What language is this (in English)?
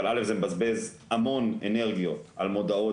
Hebrew